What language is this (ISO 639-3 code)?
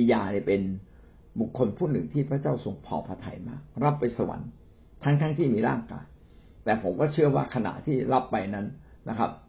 tha